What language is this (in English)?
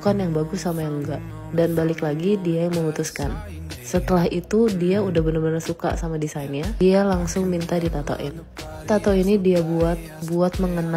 Indonesian